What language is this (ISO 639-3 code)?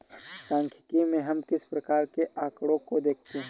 hin